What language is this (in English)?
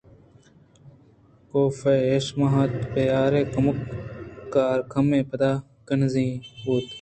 Eastern Balochi